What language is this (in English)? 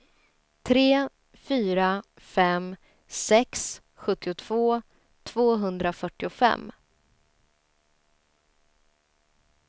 Swedish